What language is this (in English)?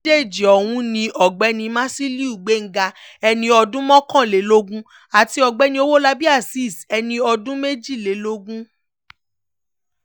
Yoruba